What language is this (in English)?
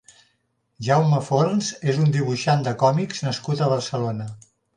Catalan